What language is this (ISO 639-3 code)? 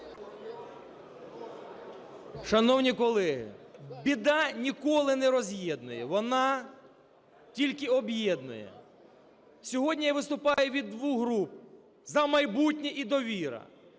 ukr